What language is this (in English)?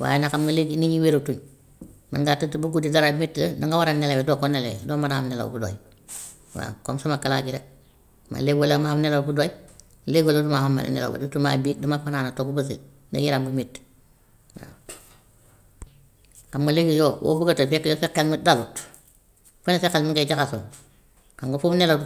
Gambian Wolof